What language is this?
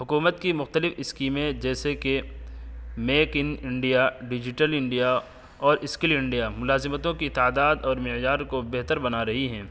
Urdu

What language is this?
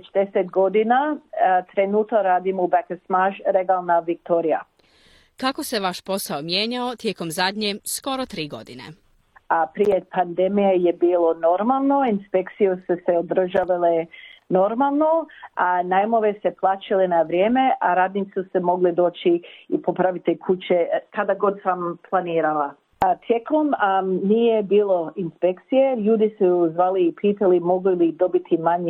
Croatian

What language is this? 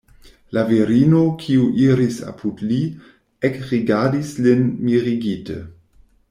Esperanto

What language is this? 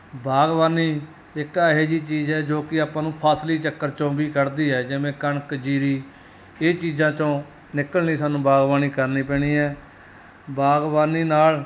Punjabi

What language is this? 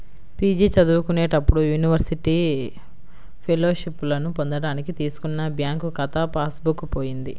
Telugu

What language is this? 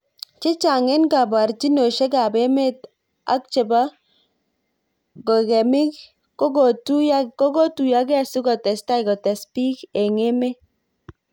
Kalenjin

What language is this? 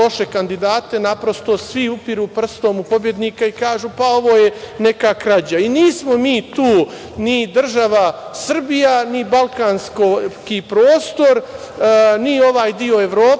Serbian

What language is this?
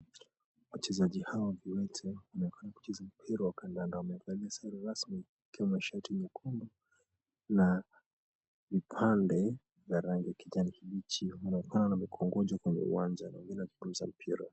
Swahili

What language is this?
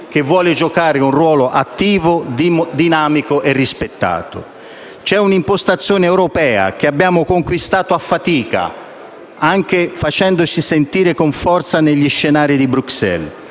Italian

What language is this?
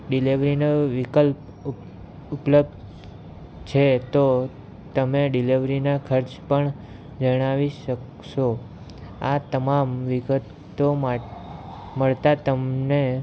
Gujarati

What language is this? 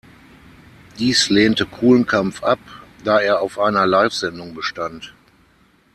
German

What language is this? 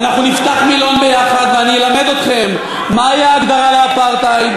Hebrew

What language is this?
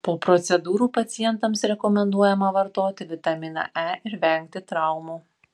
Lithuanian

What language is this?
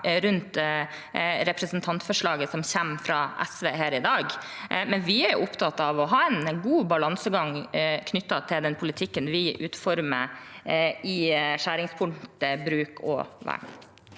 Norwegian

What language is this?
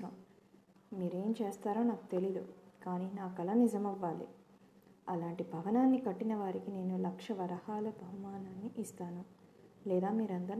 Telugu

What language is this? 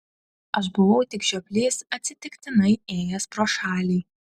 Lithuanian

